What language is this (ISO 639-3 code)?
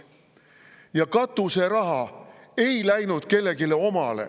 est